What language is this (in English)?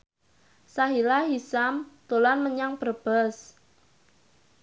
Javanese